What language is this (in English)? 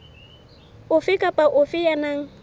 Southern Sotho